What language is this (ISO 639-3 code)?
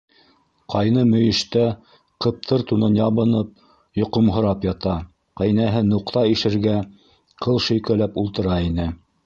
bak